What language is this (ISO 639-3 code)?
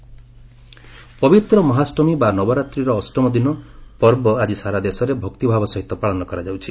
ori